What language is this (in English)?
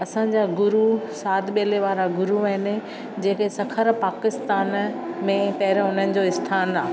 Sindhi